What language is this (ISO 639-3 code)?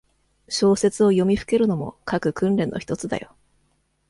jpn